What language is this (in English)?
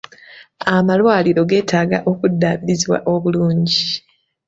Ganda